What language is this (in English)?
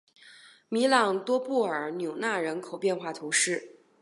Chinese